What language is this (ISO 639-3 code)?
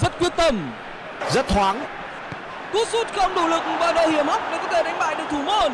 vie